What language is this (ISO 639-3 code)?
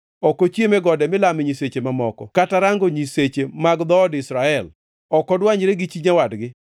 luo